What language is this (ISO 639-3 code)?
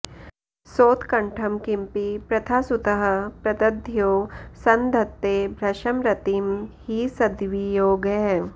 san